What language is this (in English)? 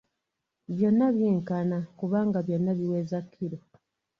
Ganda